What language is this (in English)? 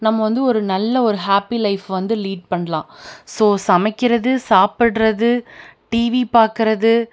Tamil